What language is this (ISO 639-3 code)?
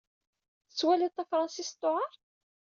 kab